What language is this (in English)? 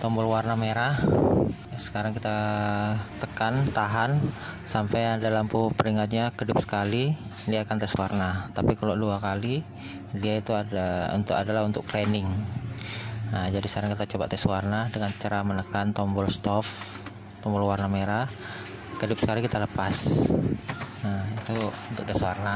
Indonesian